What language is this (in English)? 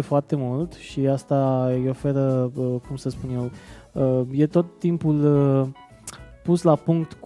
Romanian